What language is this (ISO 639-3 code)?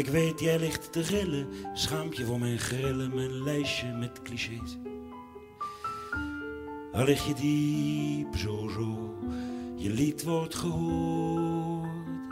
nld